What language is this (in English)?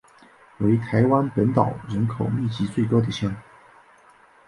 Chinese